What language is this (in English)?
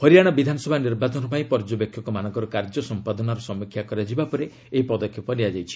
Odia